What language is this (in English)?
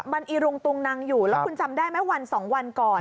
Thai